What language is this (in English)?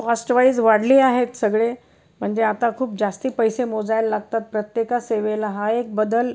Marathi